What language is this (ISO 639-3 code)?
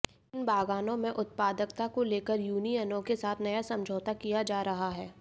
hin